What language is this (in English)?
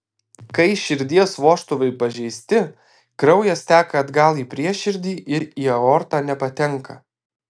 Lithuanian